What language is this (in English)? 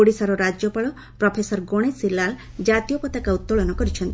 Odia